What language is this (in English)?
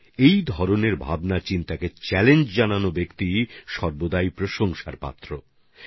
Bangla